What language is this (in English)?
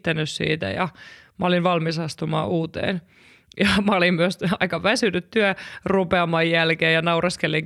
Finnish